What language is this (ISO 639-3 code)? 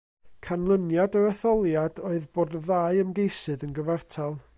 cym